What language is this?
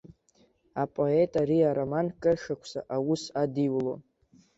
Abkhazian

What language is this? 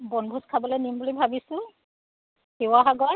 Assamese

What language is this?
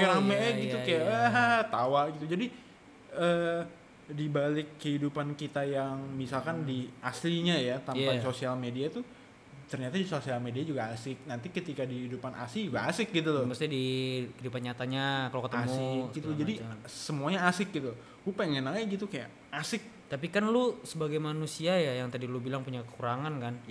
Indonesian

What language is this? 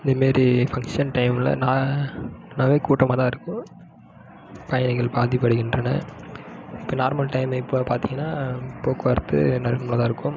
Tamil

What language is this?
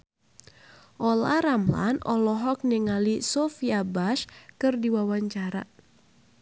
Sundanese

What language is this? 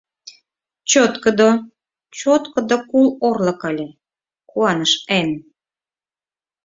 Mari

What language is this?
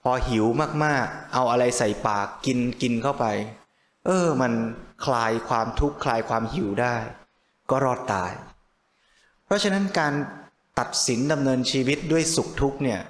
Thai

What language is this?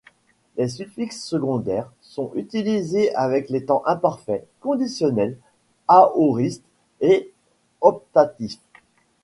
French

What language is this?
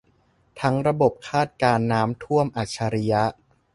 Thai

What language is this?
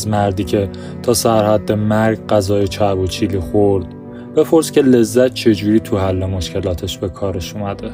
Persian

